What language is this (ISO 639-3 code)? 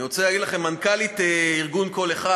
heb